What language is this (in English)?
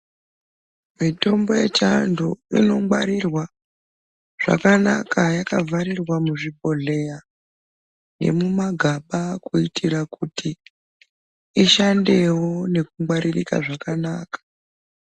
Ndau